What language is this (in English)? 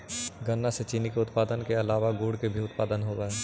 Magahi